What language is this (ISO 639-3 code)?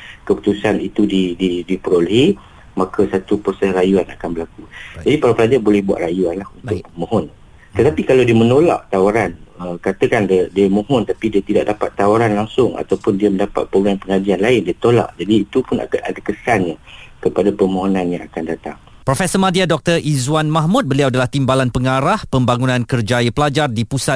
msa